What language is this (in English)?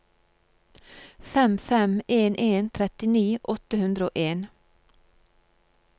Norwegian